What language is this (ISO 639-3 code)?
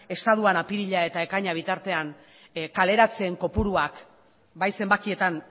eus